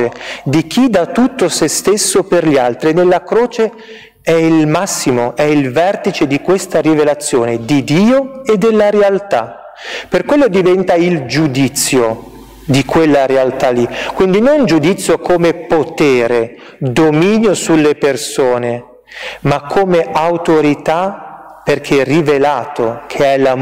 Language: Italian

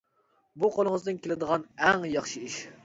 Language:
Uyghur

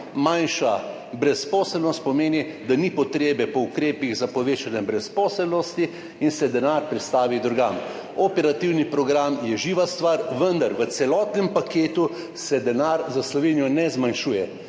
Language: Slovenian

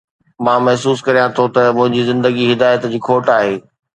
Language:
Sindhi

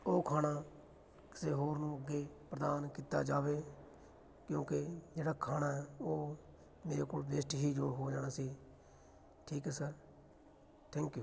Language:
Punjabi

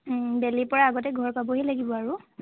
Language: Assamese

